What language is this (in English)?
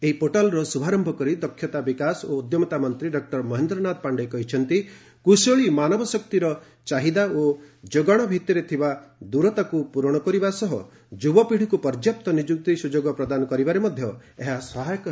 Odia